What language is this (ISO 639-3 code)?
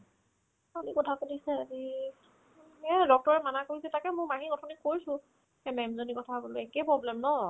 asm